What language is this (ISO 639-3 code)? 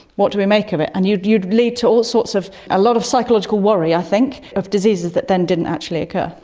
eng